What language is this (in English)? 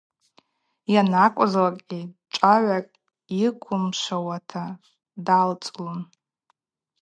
Abaza